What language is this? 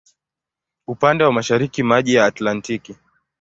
Swahili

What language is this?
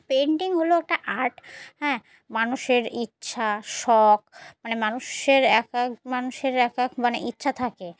Bangla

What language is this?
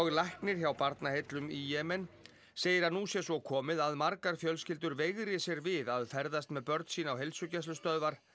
Icelandic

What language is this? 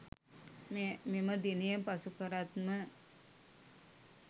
Sinhala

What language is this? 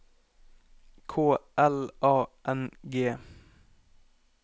Norwegian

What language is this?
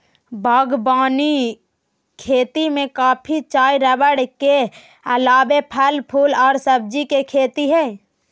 Magahi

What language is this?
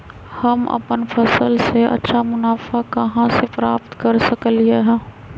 Magahi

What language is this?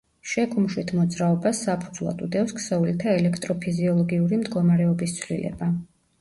Georgian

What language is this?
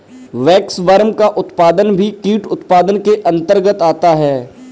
Hindi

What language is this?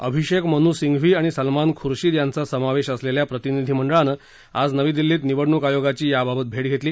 Marathi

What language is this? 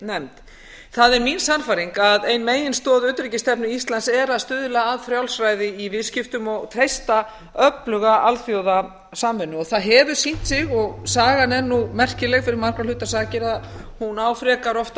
Icelandic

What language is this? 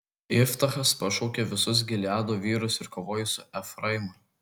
Lithuanian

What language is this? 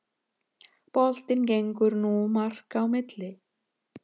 Icelandic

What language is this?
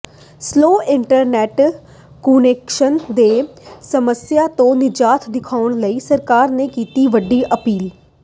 Punjabi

